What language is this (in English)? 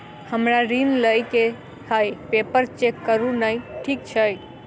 Maithili